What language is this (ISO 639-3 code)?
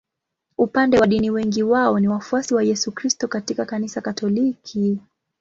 swa